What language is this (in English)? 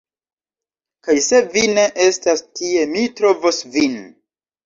Esperanto